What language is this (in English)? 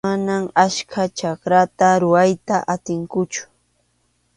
Arequipa-La Unión Quechua